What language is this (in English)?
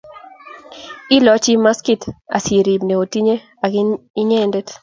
Kalenjin